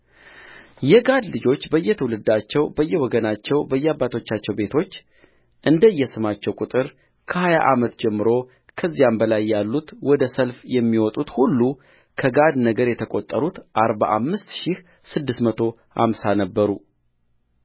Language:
Amharic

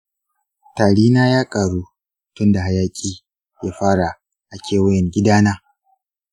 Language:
Hausa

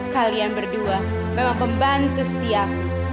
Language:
Indonesian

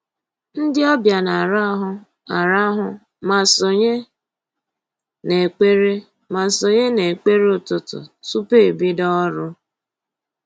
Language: Igbo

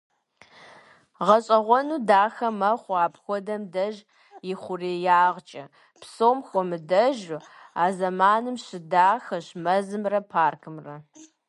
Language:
Kabardian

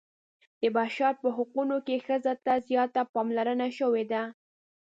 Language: Pashto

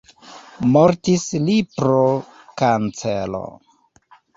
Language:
Esperanto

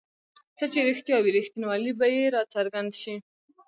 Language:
Pashto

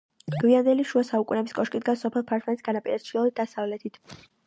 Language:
Georgian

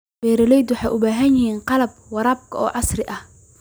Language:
Somali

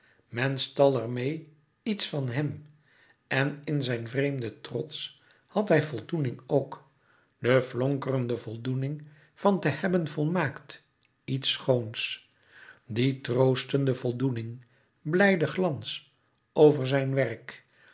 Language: Dutch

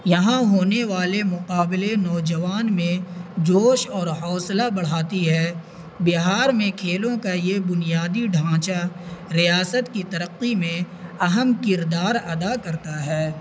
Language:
Urdu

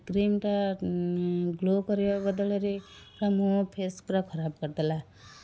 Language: Odia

